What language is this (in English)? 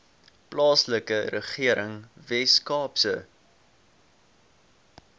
Afrikaans